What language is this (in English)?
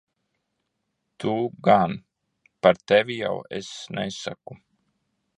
Latvian